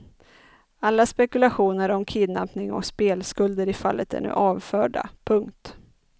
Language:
Swedish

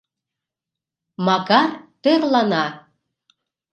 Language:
Mari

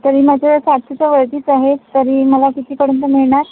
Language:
Marathi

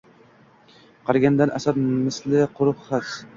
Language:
Uzbek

